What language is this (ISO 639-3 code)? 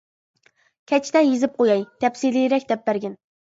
uig